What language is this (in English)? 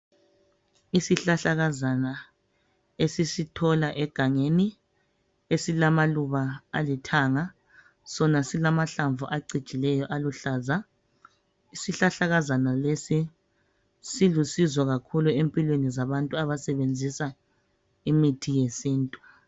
North Ndebele